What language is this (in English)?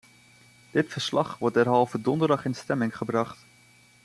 Dutch